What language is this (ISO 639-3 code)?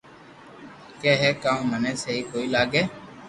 lrk